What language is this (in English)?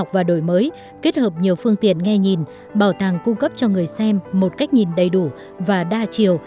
Vietnamese